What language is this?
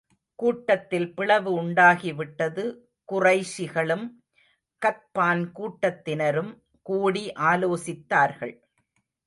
Tamil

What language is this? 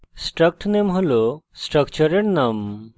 Bangla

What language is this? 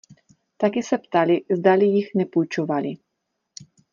Czech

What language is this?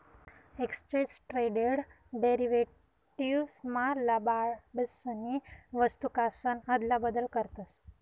Marathi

